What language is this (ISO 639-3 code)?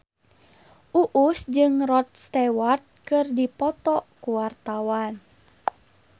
sun